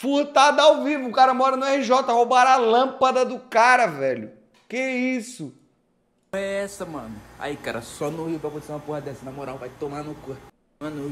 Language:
Portuguese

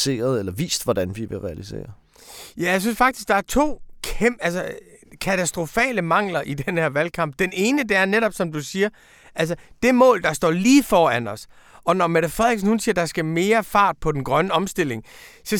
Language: Danish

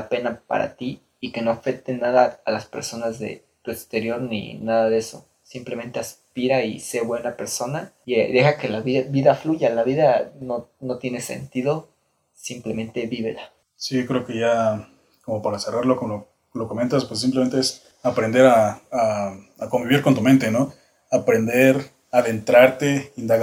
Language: Spanish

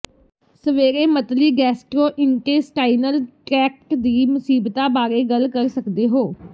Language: Punjabi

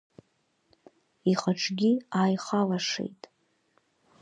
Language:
Abkhazian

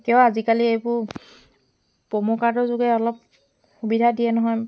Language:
Assamese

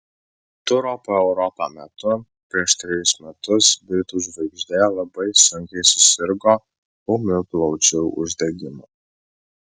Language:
Lithuanian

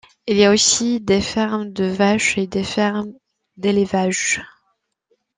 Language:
French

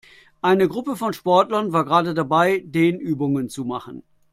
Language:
German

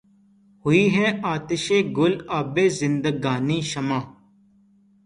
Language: Urdu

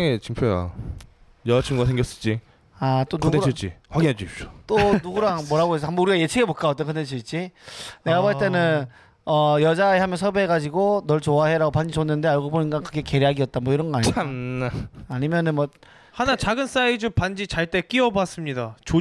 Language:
Korean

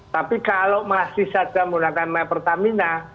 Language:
Indonesian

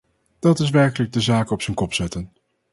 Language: Dutch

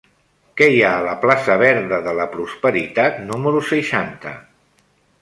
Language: Catalan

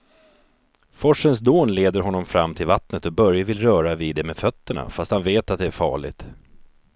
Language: Swedish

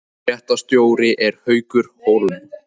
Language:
Icelandic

